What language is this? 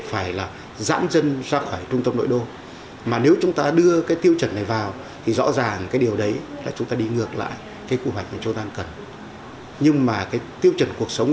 Vietnamese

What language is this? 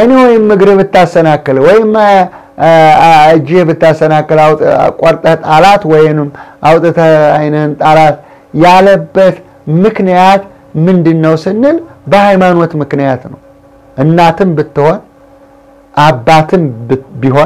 Arabic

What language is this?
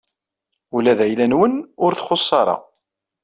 Kabyle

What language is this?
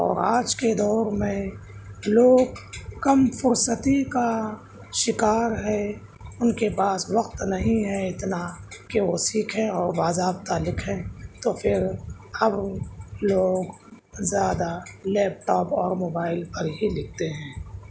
Urdu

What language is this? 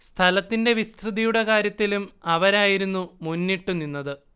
Malayalam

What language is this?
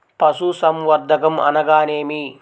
Telugu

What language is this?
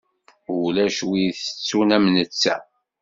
Kabyle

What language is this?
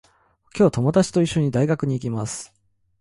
Japanese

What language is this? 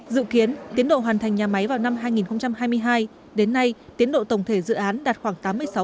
Vietnamese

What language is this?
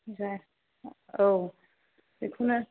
Bodo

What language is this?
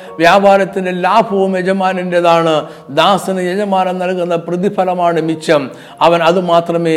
Malayalam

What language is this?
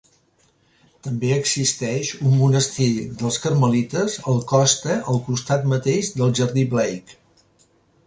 Catalan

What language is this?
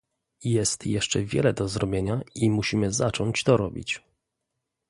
Polish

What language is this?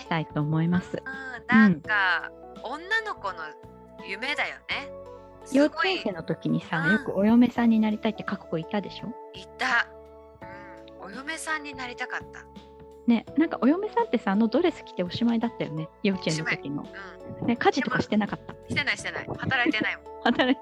Japanese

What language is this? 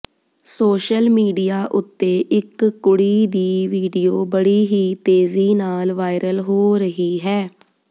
Punjabi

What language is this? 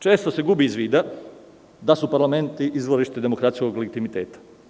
Serbian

